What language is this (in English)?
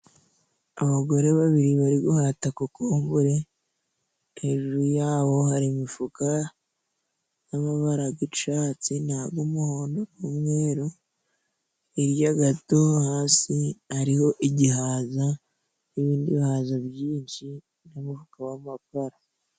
Kinyarwanda